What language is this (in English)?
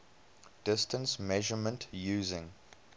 English